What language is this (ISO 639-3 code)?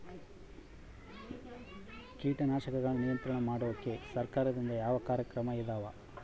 kan